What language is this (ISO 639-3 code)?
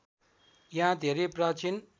nep